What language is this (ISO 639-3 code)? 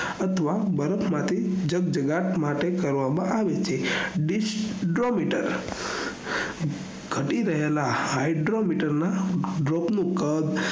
guj